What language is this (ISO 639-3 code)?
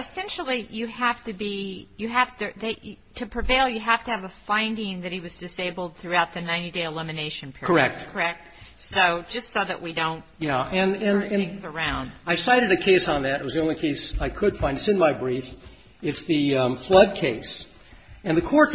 eng